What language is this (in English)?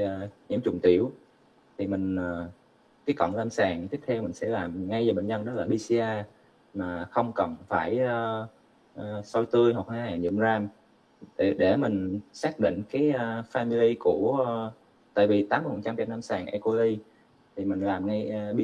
Vietnamese